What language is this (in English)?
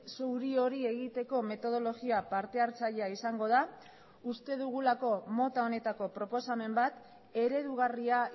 Basque